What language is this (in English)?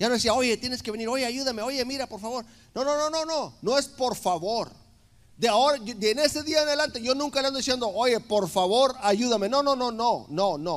Spanish